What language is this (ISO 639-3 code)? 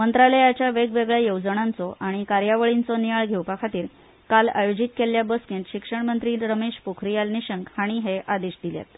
kok